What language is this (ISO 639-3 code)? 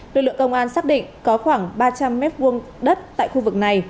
vie